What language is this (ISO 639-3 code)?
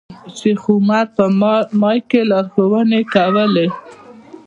pus